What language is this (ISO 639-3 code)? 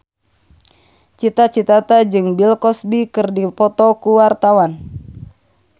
sun